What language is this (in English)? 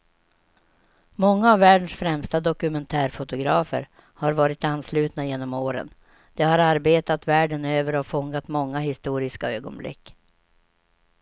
Swedish